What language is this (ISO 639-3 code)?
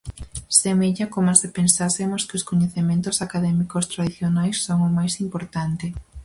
glg